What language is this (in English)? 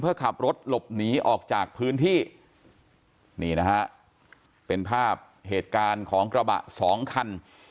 Thai